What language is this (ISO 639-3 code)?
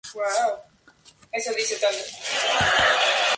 spa